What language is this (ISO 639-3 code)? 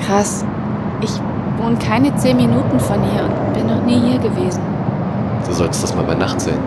deu